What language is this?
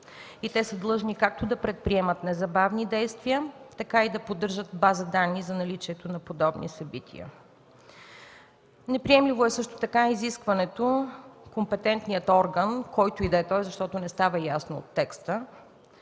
Bulgarian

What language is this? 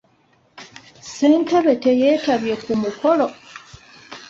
Ganda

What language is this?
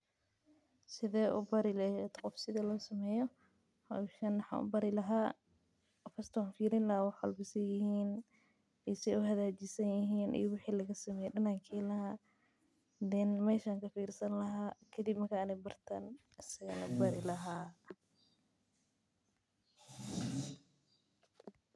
Somali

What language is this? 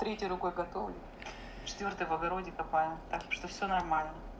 Russian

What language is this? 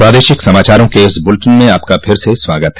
Hindi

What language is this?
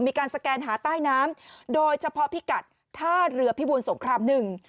Thai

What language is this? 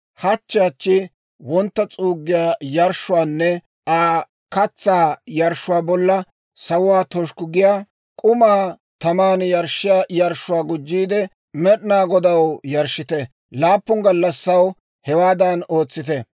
Dawro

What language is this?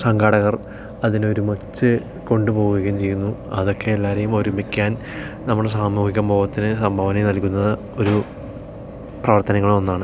Malayalam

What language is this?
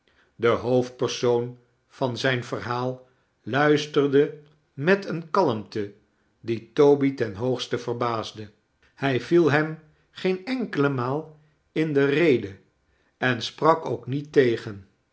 Dutch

